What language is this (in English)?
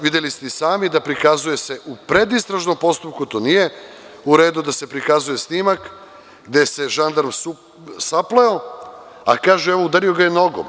Serbian